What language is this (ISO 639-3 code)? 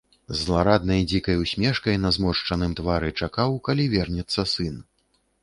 bel